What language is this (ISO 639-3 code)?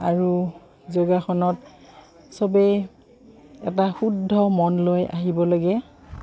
asm